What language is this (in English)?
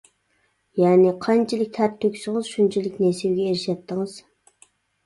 Uyghur